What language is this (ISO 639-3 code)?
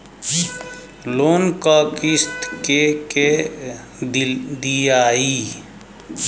bho